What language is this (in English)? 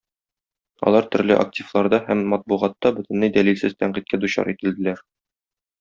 Tatar